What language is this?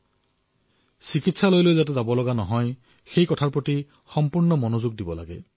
Assamese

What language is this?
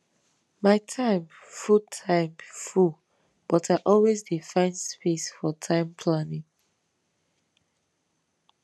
Nigerian Pidgin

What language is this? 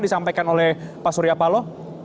Indonesian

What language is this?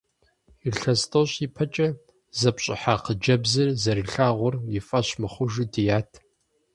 Kabardian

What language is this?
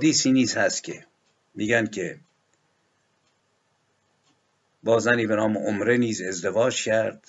Persian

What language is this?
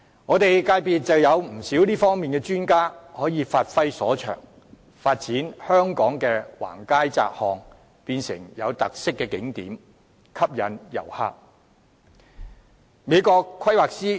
Cantonese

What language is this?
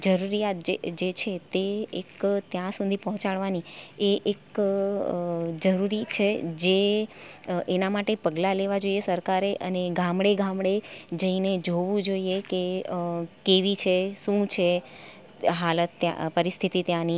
Gujarati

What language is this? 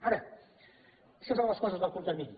Catalan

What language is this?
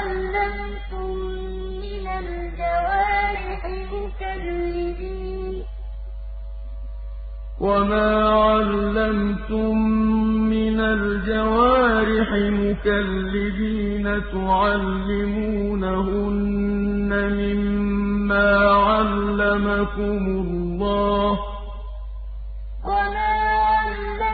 Arabic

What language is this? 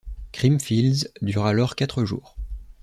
French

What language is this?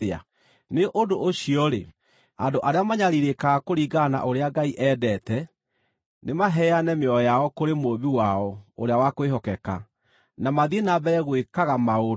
Kikuyu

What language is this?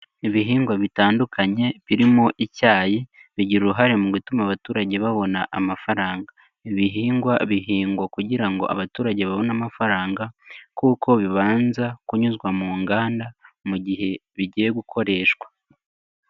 Kinyarwanda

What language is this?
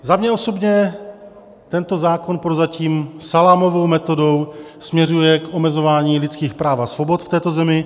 Czech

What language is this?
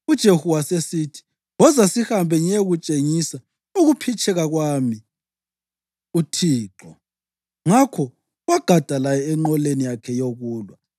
North Ndebele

